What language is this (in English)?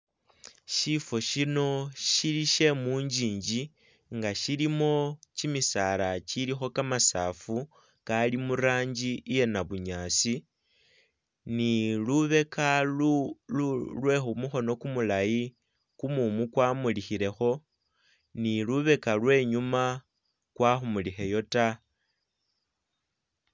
Masaaba